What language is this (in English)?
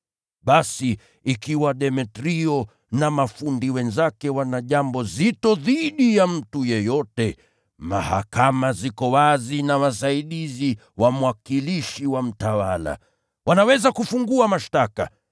Swahili